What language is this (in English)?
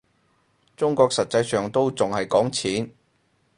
Cantonese